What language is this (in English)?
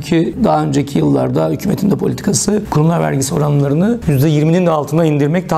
Turkish